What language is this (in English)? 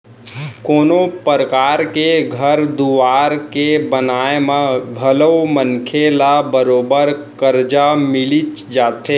Chhattisgarhi